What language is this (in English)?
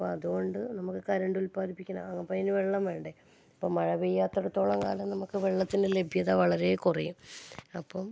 Malayalam